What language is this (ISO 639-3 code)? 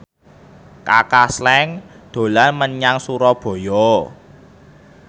jav